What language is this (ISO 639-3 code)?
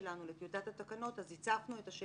heb